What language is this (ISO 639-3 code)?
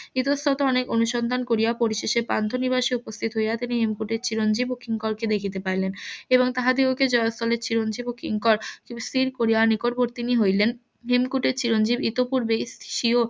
ben